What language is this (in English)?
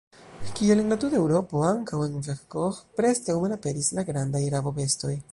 Esperanto